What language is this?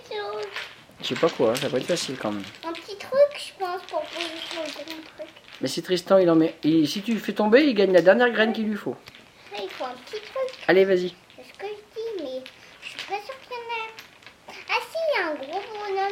French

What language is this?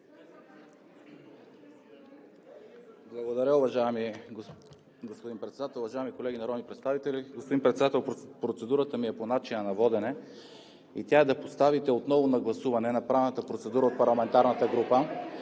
Bulgarian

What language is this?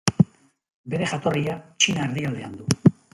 Basque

